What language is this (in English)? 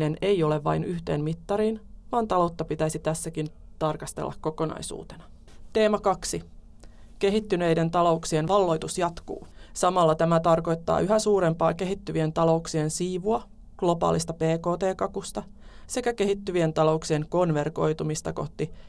Finnish